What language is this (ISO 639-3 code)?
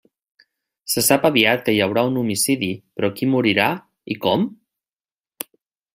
cat